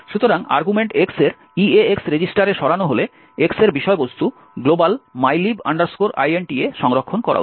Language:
Bangla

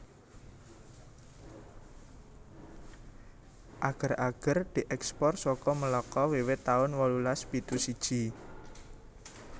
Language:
Javanese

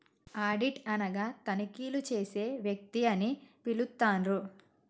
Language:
Telugu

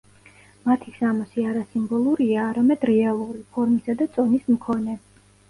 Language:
Georgian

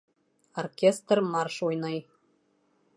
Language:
Bashkir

